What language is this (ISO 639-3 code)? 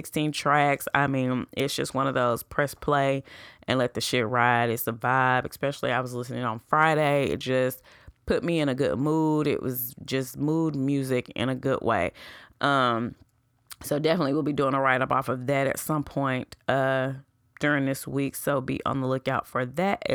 eng